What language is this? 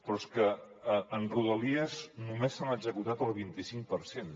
Catalan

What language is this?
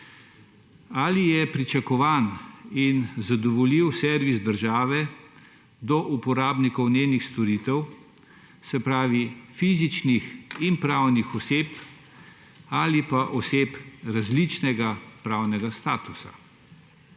Slovenian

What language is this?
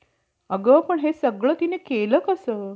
Marathi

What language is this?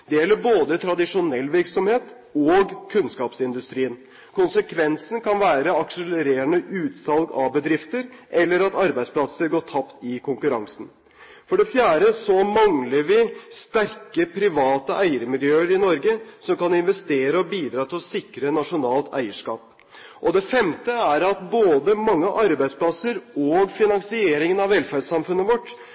Norwegian Bokmål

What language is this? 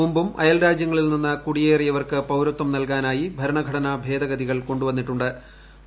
Malayalam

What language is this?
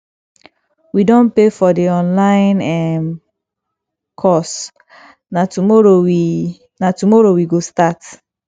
Nigerian Pidgin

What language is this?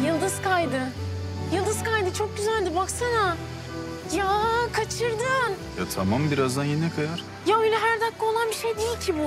Turkish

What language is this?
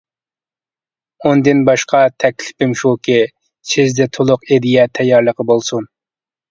Uyghur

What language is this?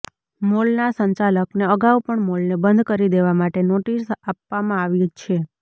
Gujarati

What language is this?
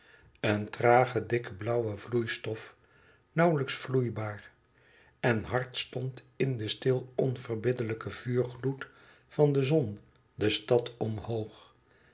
Dutch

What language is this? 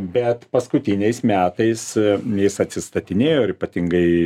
Lithuanian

